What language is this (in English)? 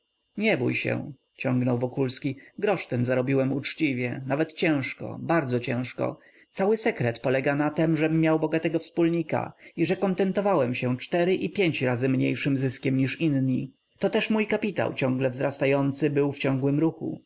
Polish